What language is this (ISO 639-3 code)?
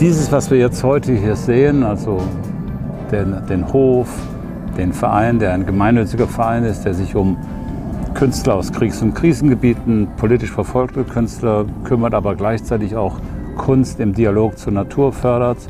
deu